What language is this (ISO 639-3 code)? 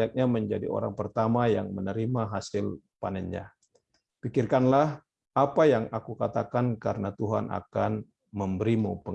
ind